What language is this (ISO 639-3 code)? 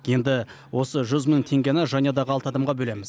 kaz